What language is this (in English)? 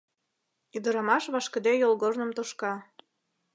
Mari